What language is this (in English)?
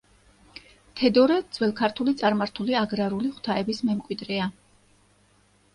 Georgian